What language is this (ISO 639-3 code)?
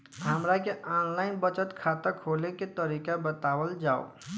bho